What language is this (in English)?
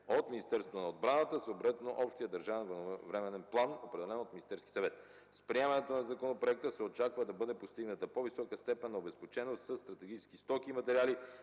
Bulgarian